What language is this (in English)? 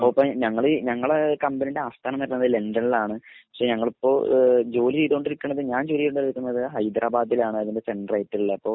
Malayalam